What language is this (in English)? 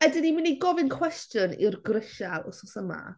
Welsh